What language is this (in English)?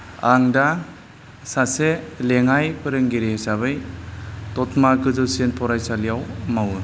Bodo